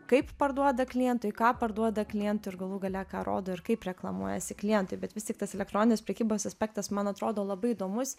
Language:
Lithuanian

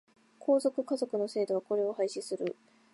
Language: Japanese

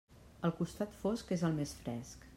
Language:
Catalan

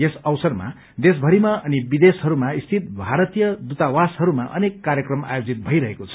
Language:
Nepali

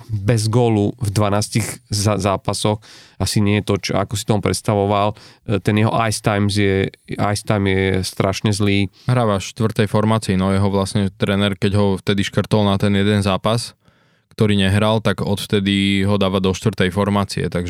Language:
Slovak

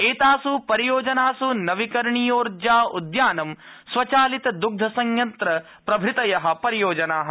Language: Sanskrit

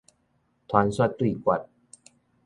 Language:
Min Nan Chinese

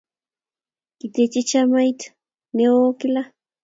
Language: Kalenjin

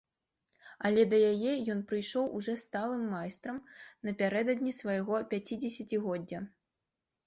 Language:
Belarusian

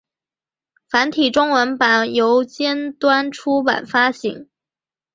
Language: Chinese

